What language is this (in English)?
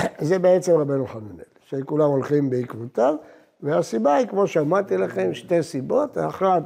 Hebrew